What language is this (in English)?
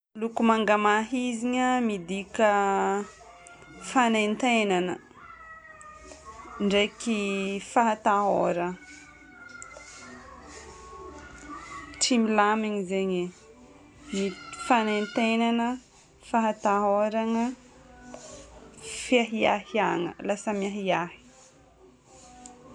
Northern Betsimisaraka Malagasy